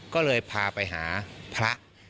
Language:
Thai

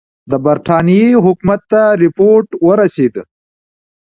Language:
Pashto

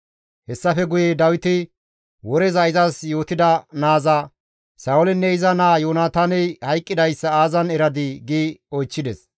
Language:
Gamo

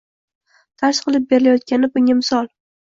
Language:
Uzbek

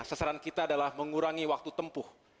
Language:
Indonesian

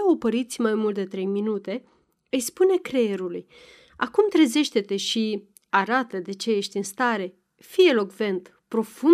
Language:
Romanian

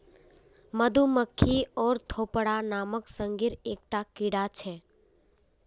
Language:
Magahi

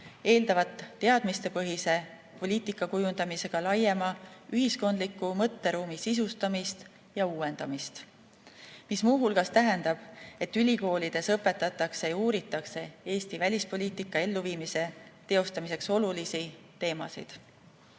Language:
Estonian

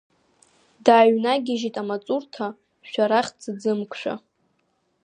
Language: Abkhazian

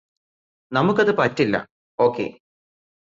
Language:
Malayalam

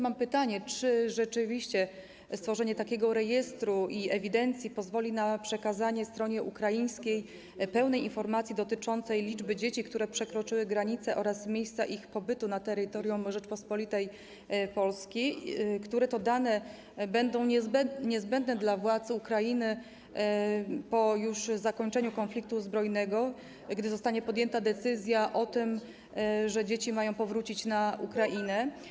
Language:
Polish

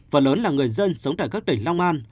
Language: Vietnamese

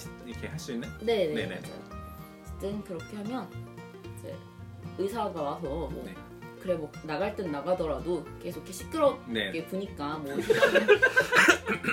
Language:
Korean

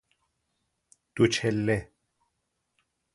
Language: Persian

